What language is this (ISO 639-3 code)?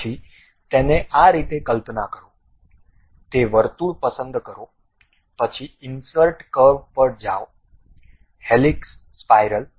guj